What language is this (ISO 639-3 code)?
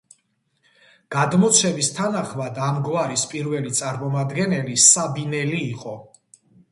kat